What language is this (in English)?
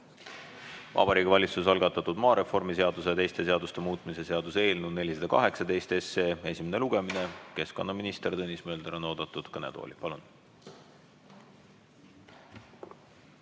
Estonian